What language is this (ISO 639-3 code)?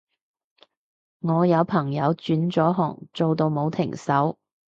yue